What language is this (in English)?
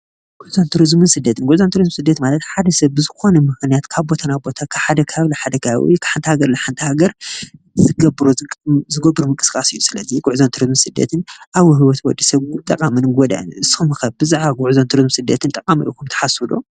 Tigrinya